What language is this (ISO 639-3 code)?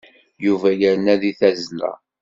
kab